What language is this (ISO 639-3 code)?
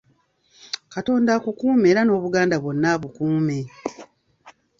lug